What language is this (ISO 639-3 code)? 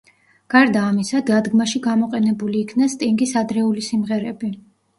kat